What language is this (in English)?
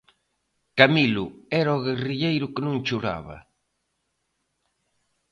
Galician